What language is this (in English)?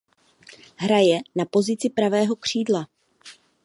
Czech